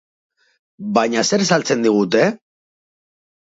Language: Basque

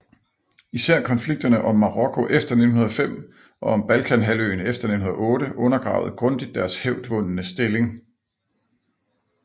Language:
Danish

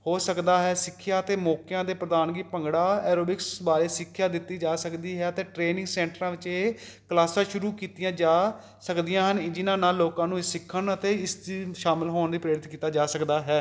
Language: Punjabi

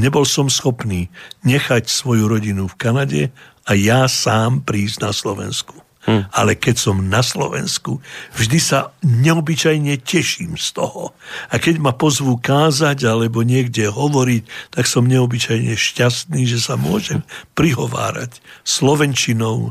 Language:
Slovak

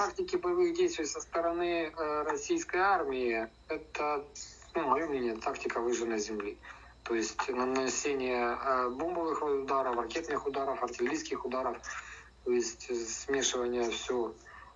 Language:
Russian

